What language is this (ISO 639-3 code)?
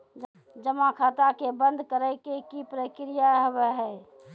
mai